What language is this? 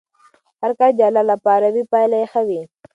Pashto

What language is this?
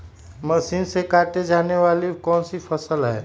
Magahi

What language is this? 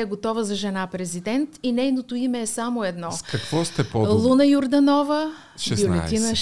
Bulgarian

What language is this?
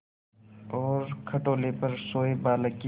Hindi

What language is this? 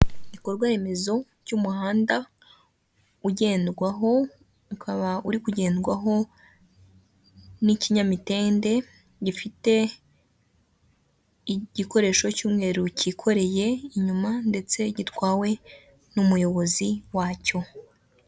Kinyarwanda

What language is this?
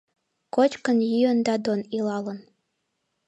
Mari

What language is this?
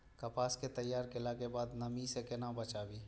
Maithili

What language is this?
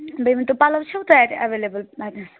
Kashmiri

